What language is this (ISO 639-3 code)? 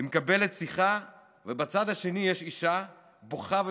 heb